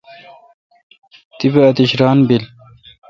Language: Kalkoti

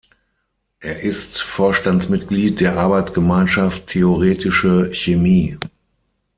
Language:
German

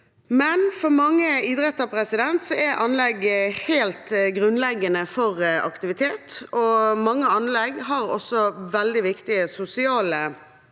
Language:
Norwegian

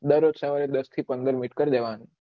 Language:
Gujarati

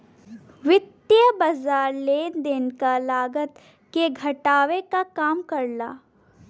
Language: Bhojpuri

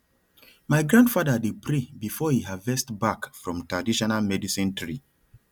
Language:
Nigerian Pidgin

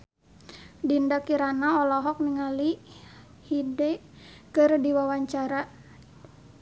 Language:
Sundanese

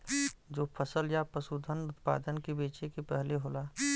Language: Bhojpuri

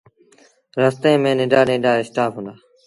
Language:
Sindhi Bhil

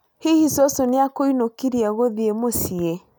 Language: Kikuyu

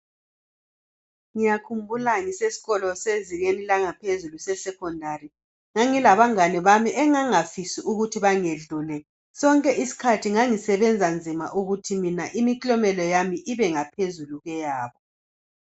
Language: North Ndebele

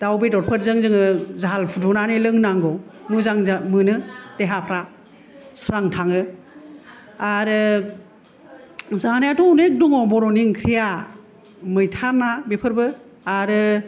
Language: Bodo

